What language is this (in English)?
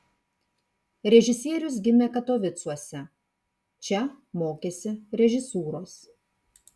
Lithuanian